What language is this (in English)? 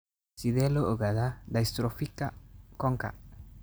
Somali